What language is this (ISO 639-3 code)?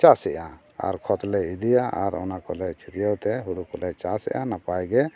sat